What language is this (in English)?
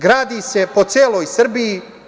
Serbian